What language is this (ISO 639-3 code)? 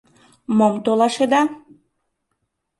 chm